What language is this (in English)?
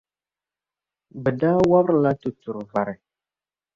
Dagbani